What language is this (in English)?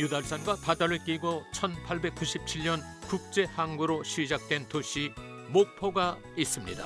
Korean